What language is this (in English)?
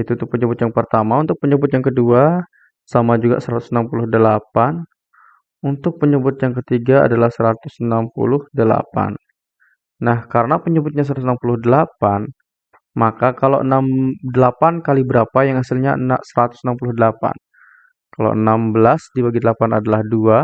Indonesian